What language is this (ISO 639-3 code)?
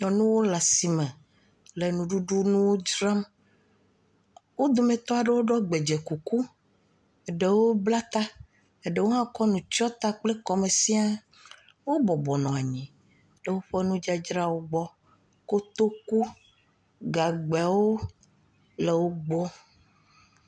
ewe